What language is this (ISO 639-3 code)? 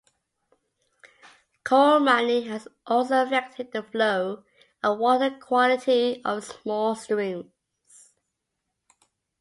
eng